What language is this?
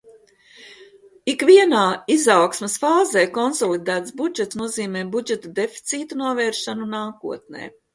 Latvian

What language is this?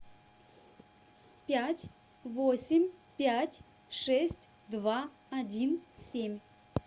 Russian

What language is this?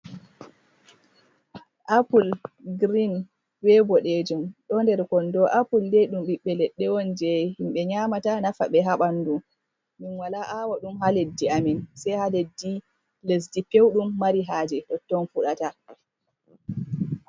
Fula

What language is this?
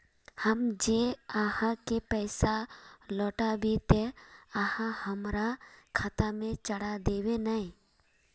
Magahi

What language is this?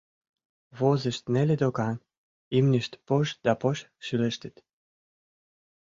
Mari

